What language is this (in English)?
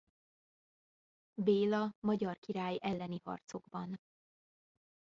Hungarian